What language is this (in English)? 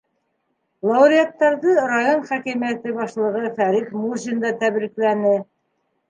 Bashkir